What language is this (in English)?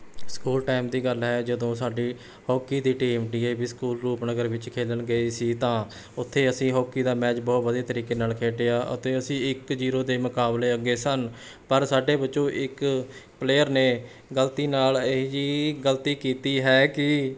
Punjabi